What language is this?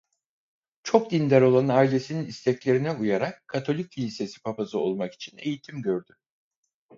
Turkish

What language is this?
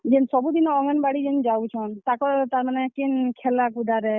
Odia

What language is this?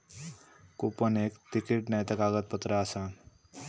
Marathi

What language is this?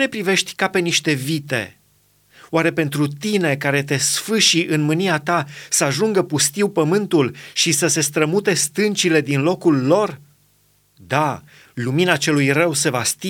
Romanian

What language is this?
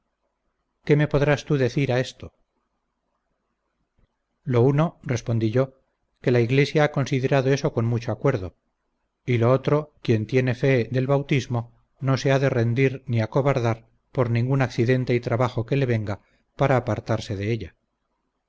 Spanish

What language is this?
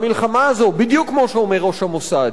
Hebrew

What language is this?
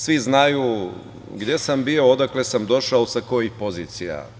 Serbian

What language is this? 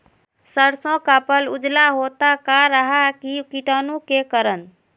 Magahi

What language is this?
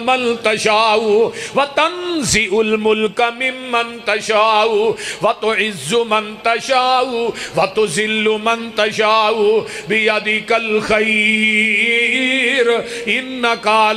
Punjabi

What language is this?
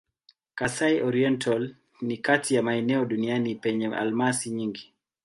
Swahili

